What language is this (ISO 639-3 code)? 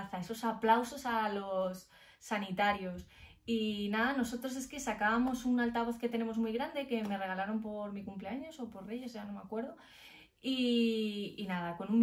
spa